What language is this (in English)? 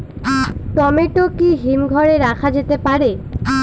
Bangla